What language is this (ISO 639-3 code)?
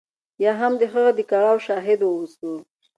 pus